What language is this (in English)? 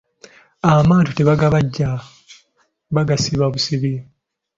Ganda